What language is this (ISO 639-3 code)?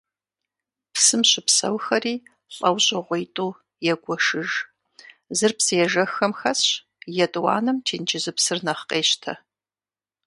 kbd